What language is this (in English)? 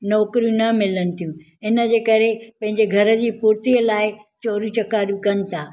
Sindhi